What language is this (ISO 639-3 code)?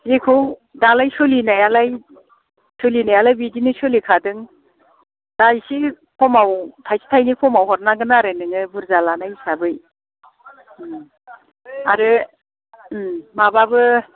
brx